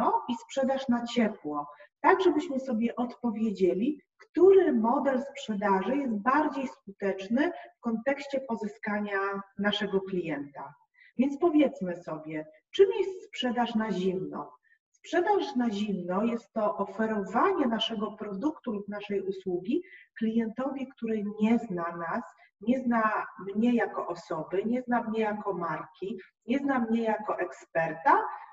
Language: Polish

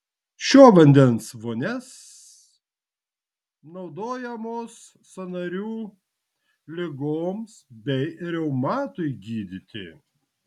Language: Lithuanian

